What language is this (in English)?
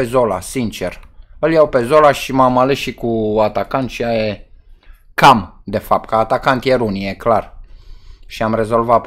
Romanian